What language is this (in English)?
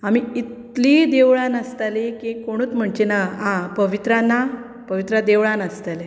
Konkani